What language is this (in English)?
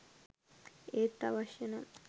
Sinhala